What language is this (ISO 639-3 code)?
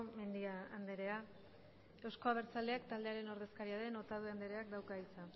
eus